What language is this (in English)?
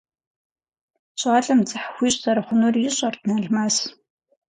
Kabardian